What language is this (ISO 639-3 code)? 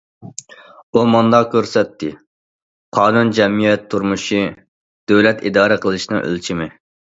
uig